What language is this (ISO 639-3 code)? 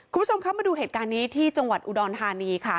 tha